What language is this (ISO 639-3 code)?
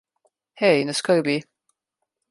slv